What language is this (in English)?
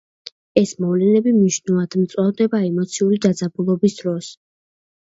Georgian